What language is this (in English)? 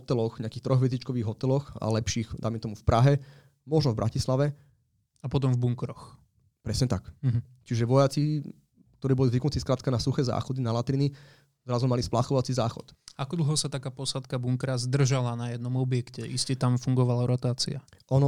Slovak